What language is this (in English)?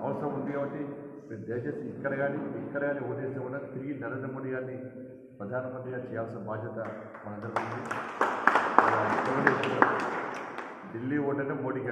Telugu